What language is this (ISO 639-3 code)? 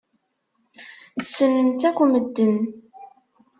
kab